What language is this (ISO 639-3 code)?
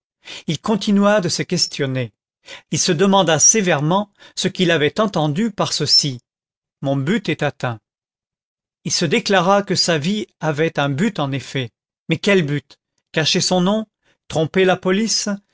fra